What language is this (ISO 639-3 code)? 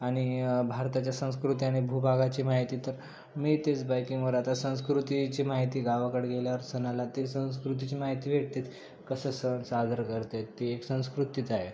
mar